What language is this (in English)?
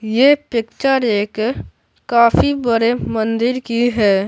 Hindi